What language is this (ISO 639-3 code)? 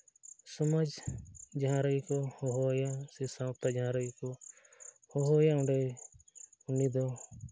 sat